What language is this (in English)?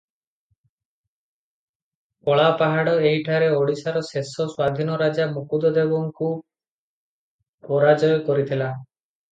Odia